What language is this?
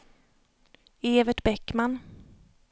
Swedish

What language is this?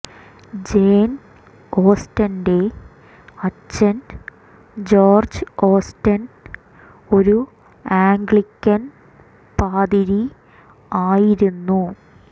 Malayalam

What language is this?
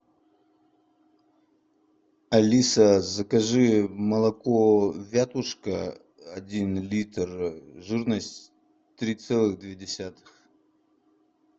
Russian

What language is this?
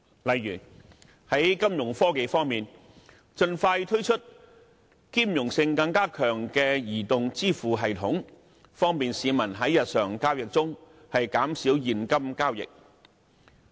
Cantonese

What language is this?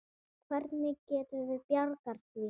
Icelandic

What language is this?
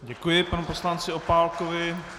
Czech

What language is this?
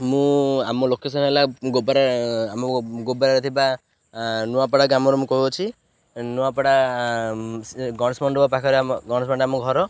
Odia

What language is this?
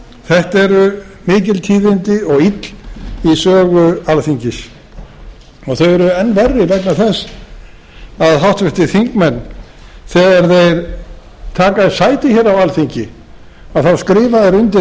Icelandic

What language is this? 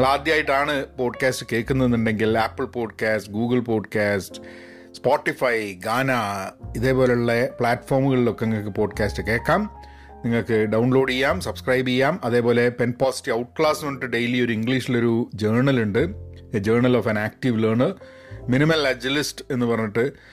Malayalam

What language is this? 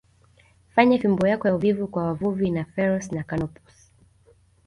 Swahili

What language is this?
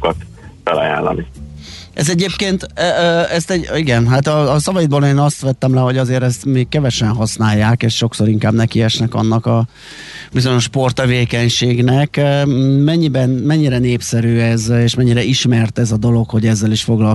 Hungarian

